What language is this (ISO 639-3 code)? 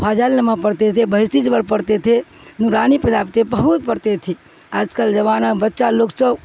urd